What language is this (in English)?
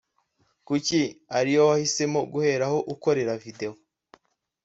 Kinyarwanda